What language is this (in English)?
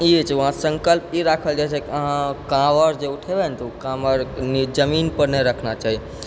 Maithili